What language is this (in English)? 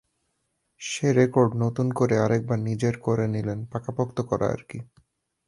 Bangla